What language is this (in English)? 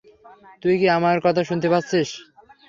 Bangla